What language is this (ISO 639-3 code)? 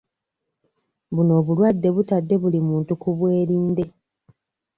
lug